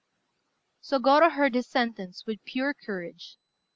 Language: English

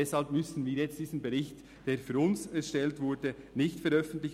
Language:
Swiss German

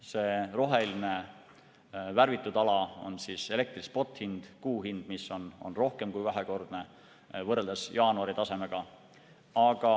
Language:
Estonian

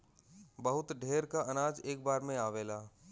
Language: Bhojpuri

